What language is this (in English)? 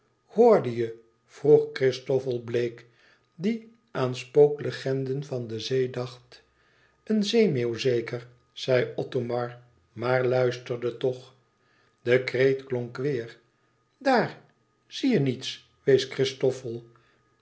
Dutch